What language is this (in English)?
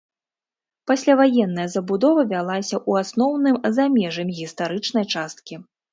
Belarusian